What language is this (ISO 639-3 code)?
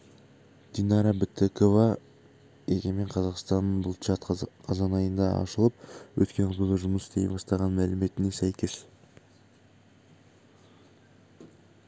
kaz